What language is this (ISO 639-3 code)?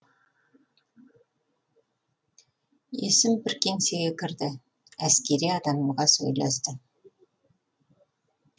kaz